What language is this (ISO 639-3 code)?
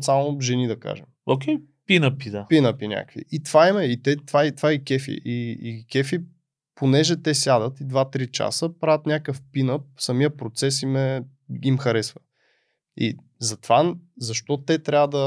bul